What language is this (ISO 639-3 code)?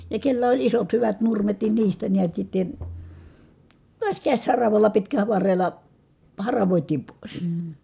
fin